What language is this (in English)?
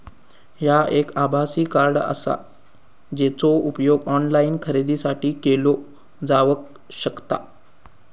Marathi